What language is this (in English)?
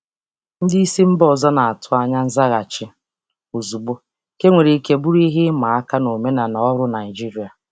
Igbo